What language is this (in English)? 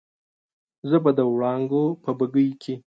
Pashto